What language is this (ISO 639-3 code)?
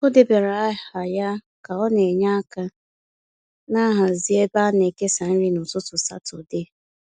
ibo